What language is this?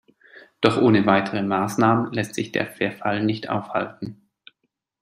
German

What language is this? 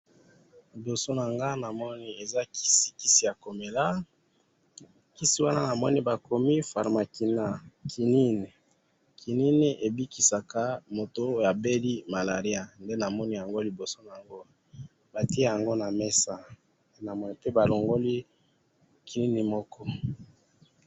Lingala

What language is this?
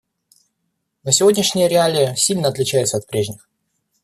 Russian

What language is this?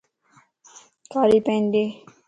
Lasi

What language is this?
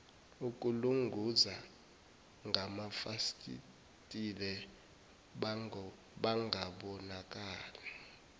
Zulu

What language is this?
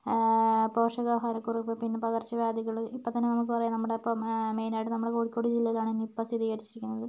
Malayalam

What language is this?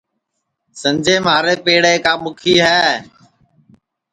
Sansi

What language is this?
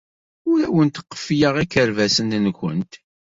Kabyle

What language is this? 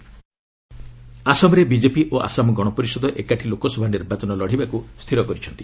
Odia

